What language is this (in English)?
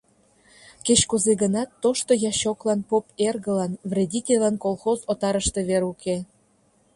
Mari